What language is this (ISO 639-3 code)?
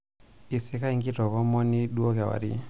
mas